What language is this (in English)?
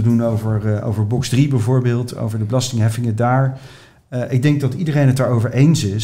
Dutch